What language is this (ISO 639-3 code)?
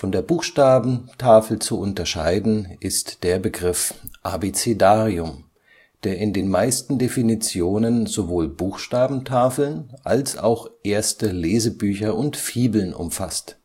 deu